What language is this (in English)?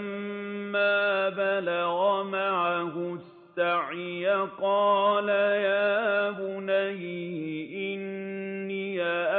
Arabic